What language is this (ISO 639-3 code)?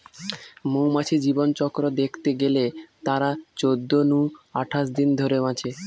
ben